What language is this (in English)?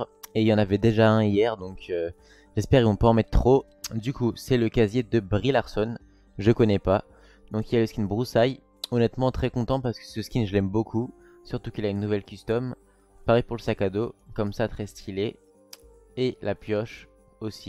French